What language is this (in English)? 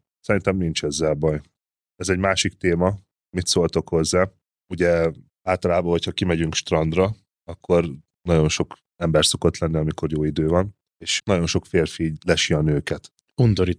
Hungarian